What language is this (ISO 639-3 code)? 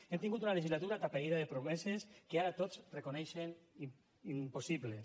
cat